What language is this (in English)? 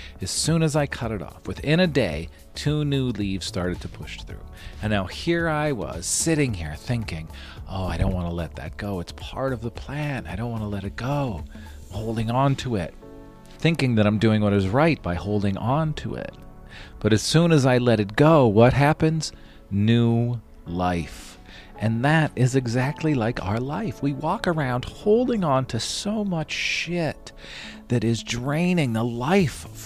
English